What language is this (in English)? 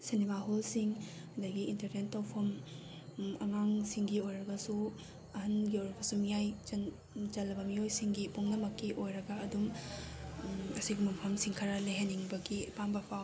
Manipuri